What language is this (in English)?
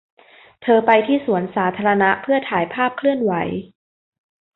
Thai